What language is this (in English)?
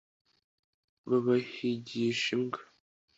Kinyarwanda